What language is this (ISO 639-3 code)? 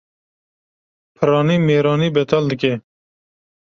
kur